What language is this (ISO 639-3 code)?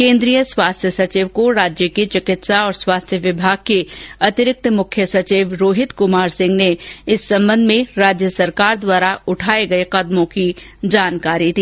hin